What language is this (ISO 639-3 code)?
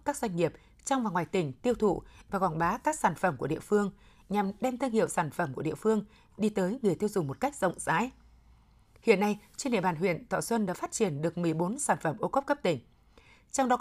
vie